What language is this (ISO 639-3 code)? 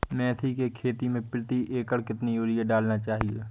hin